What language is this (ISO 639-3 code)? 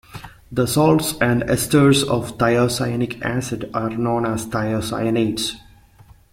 eng